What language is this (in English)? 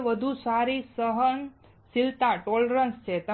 Gujarati